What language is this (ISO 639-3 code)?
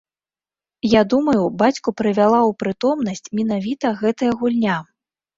bel